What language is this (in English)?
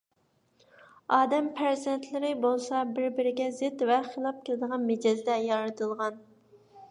Uyghur